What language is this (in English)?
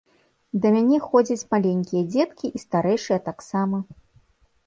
Belarusian